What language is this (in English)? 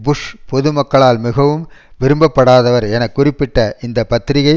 Tamil